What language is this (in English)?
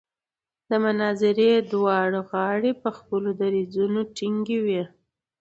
Pashto